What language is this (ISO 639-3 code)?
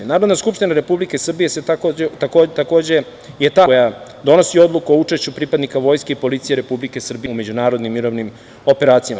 srp